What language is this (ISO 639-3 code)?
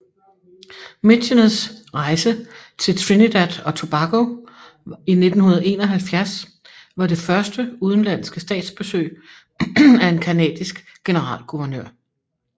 dan